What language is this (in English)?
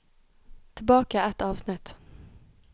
Norwegian